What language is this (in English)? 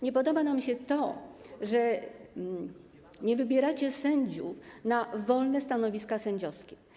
Polish